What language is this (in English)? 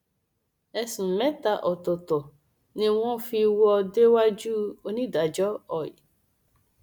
Yoruba